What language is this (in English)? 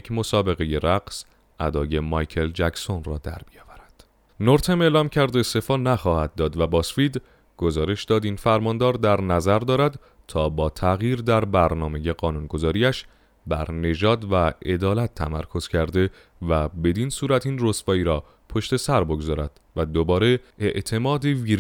Persian